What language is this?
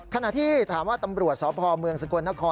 Thai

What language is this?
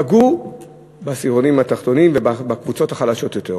Hebrew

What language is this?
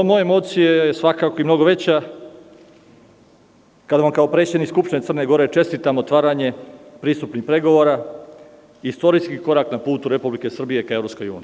Serbian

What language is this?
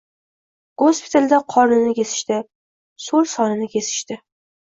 Uzbek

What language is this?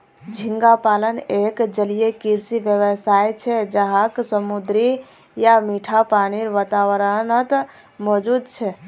Magahi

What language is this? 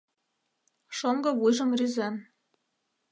Mari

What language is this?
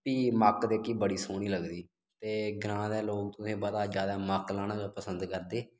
Dogri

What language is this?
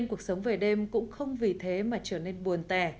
Vietnamese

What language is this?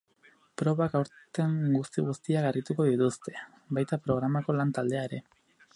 Basque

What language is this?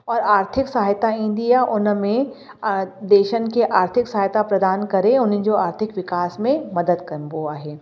Sindhi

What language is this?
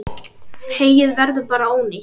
Icelandic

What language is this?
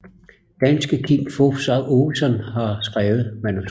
Danish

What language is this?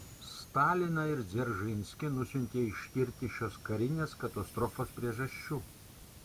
Lithuanian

